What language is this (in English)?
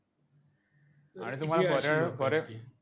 Marathi